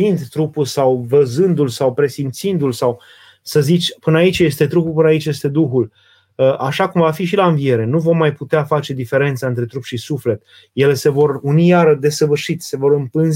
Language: Romanian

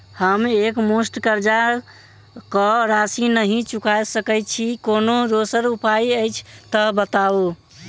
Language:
Maithili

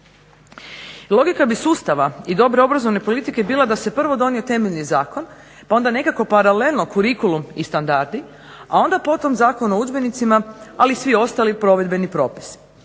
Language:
Croatian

